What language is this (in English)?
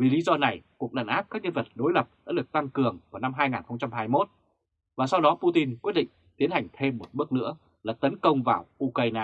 Vietnamese